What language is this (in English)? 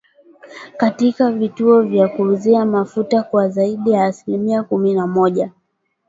Swahili